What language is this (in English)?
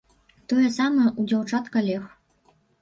Belarusian